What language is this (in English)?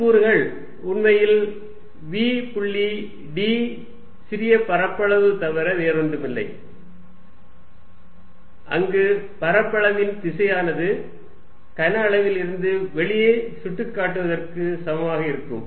Tamil